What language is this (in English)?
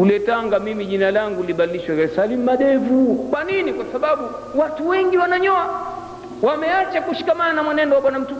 Swahili